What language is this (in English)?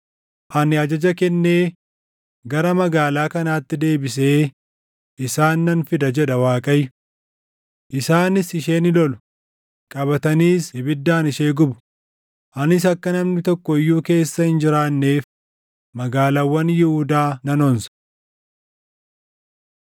Oromo